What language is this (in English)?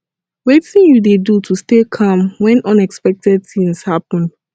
Nigerian Pidgin